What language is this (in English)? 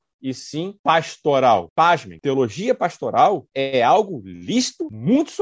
Portuguese